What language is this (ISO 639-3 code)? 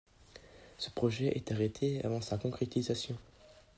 fra